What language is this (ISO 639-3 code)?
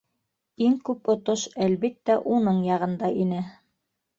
bak